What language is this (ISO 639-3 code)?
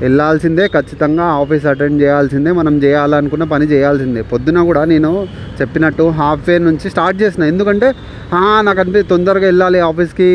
tel